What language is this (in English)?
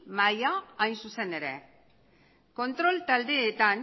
Basque